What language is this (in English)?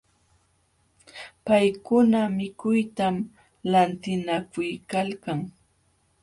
Jauja Wanca Quechua